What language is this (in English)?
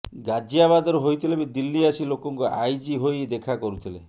Odia